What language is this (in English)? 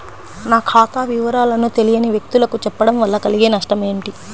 Telugu